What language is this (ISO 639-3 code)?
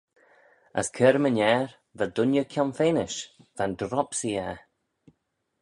glv